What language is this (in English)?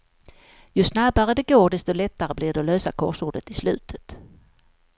Swedish